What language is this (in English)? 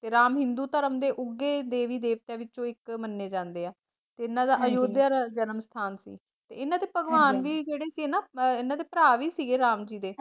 Punjabi